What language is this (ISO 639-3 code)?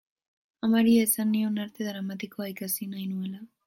eus